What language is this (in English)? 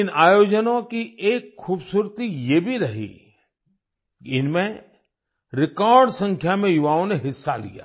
Hindi